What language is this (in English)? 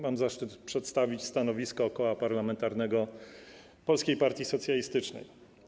Polish